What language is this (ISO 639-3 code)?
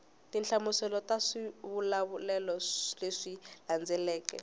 tso